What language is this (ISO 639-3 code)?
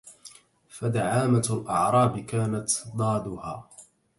ara